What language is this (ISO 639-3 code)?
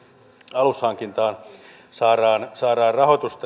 fin